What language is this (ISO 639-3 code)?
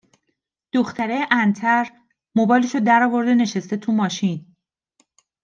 fas